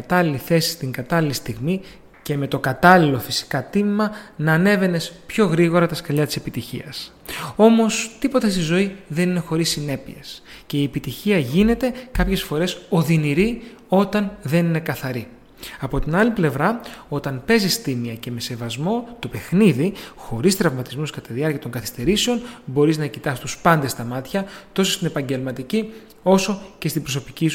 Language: Greek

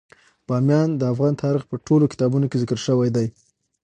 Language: Pashto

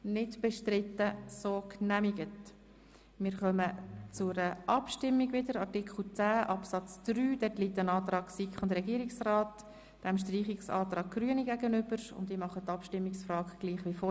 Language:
Swiss German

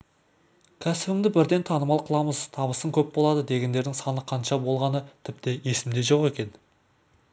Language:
Kazakh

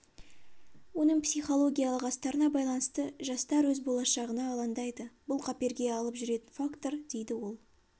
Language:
Kazakh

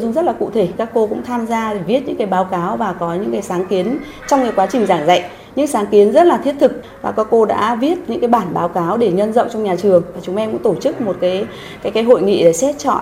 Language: Vietnamese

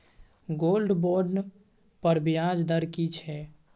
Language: Maithili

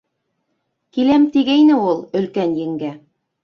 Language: Bashkir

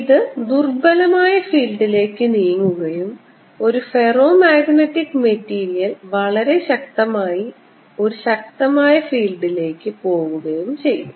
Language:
Malayalam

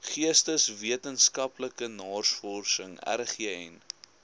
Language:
Afrikaans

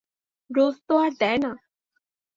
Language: Bangla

